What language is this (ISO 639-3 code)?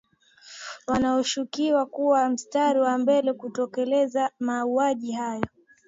swa